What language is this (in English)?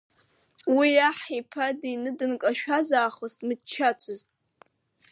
Abkhazian